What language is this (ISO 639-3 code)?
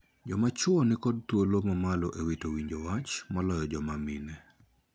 luo